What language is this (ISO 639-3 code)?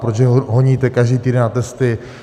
ces